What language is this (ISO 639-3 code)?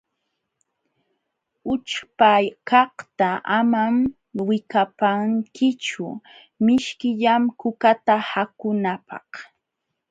qxw